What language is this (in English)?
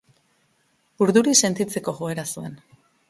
Basque